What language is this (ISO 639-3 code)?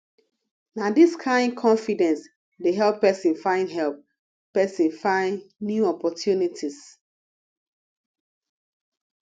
pcm